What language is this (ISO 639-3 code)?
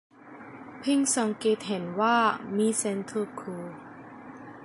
tha